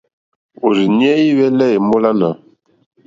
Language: Mokpwe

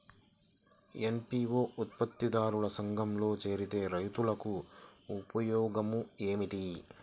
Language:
Telugu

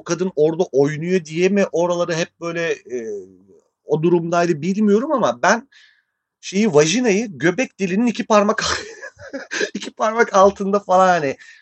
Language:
Turkish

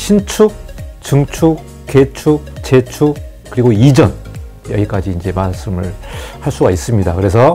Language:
Korean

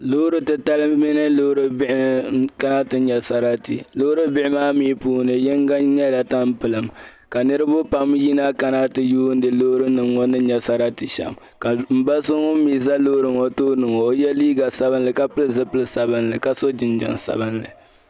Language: Dagbani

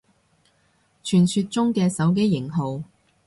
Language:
Cantonese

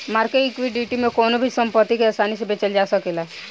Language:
Bhojpuri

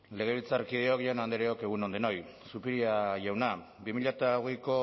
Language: Basque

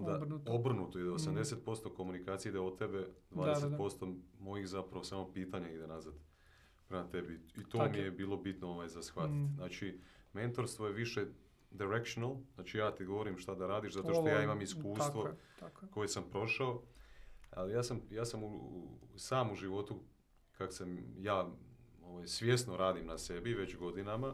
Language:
Croatian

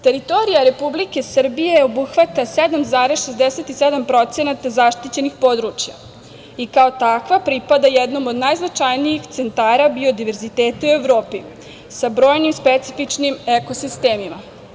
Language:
Serbian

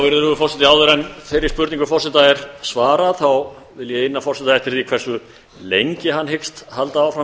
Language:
Icelandic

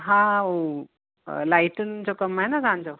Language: Sindhi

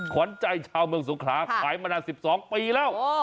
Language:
Thai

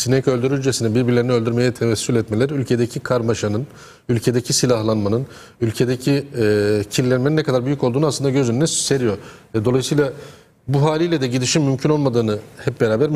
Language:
Turkish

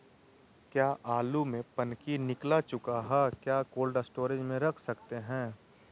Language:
Magahi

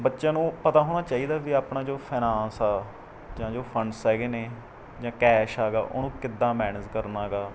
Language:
Punjabi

